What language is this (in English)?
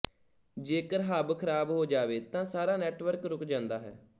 Punjabi